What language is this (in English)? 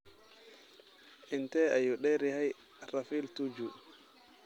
Somali